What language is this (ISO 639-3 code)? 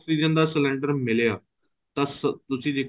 pan